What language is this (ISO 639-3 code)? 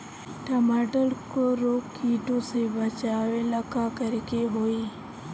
bho